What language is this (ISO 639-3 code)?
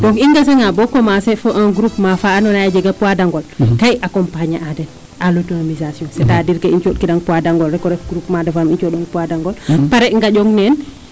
srr